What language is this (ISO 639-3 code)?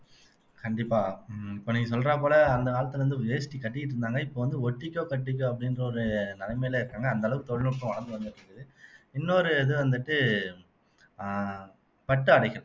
tam